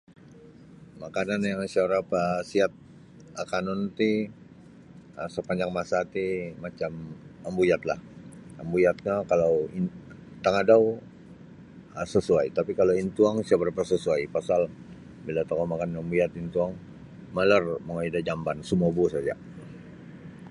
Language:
Sabah Bisaya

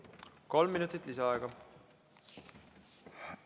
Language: Estonian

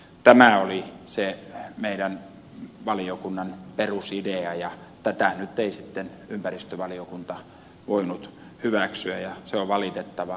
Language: Finnish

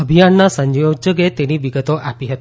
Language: Gujarati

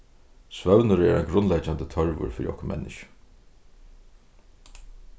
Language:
Faroese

